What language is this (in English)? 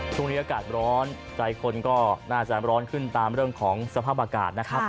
Thai